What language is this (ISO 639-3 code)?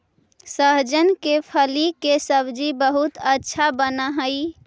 mag